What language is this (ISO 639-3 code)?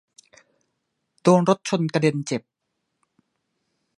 tha